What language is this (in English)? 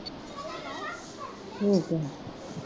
Punjabi